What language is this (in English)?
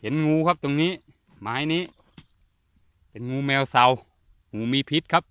Thai